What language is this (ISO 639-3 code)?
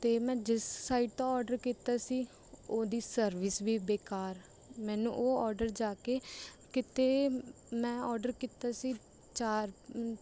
pan